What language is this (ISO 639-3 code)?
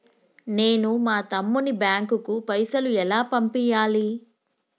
tel